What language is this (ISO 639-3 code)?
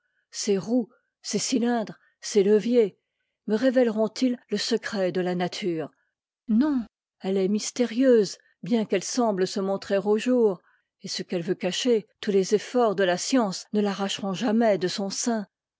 fra